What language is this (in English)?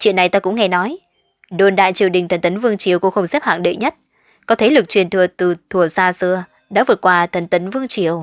Vietnamese